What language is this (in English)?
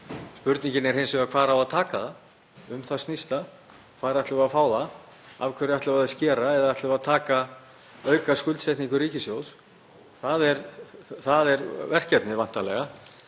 Icelandic